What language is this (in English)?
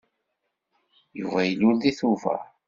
Kabyle